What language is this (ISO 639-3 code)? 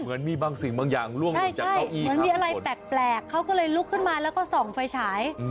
tha